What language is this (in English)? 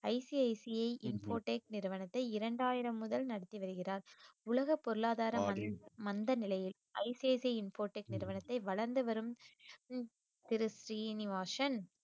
Tamil